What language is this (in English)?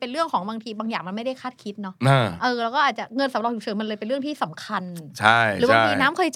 Thai